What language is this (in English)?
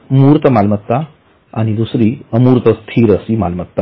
Marathi